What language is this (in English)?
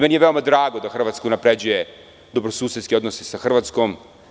Serbian